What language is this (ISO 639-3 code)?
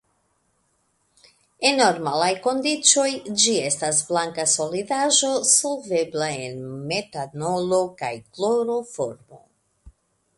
epo